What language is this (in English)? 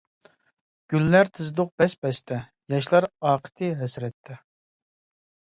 Uyghur